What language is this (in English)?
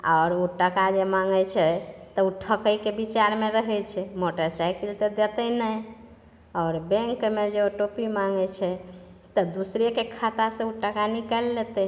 Maithili